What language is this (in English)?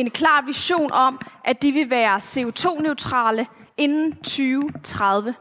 Danish